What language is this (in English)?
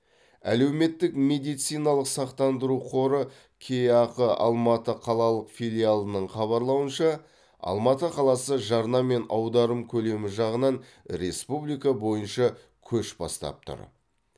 Kazakh